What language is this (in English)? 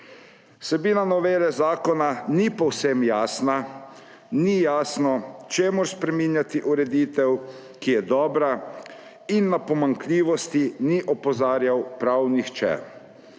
Slovenian